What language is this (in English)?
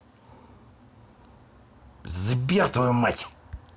Russian